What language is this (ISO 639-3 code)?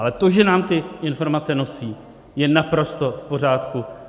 ces